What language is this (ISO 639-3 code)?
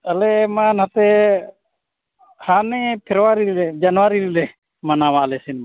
sat